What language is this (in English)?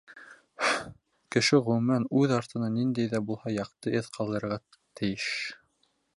Bashkir